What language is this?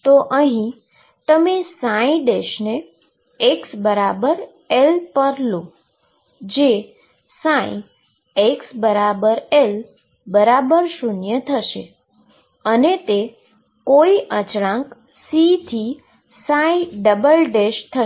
Gujarati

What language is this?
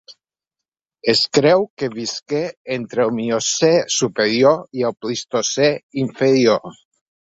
Catalan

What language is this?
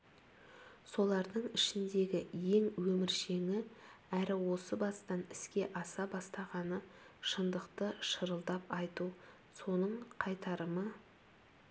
Kazakh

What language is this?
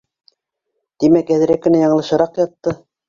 Bashkir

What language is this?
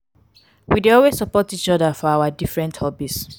Nigerian Pidgin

